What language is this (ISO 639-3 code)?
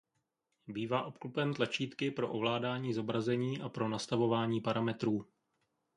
ces